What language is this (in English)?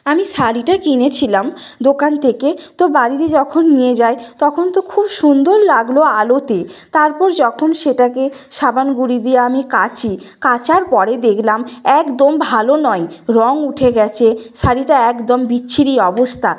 Bangla